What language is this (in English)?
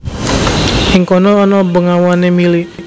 Javanese